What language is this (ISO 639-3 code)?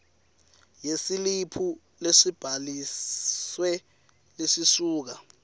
ssw